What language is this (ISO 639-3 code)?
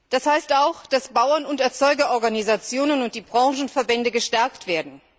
deu